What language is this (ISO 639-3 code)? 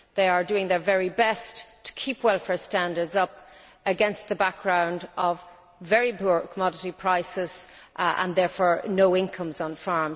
eng